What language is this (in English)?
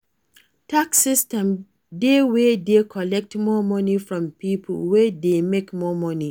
Nigerian Pidgin